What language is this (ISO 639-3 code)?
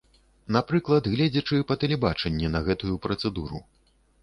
bel